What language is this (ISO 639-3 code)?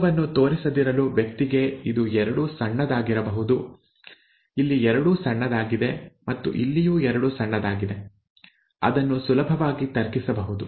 kan